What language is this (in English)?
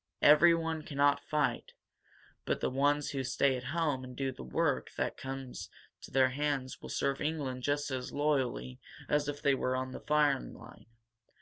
English